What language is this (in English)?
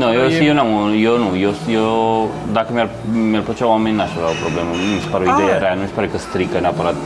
Romanian